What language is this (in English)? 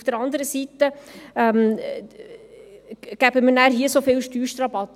Swiss German